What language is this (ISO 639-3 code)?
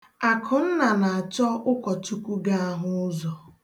ibo